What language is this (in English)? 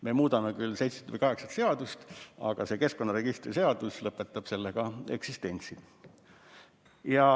Estonian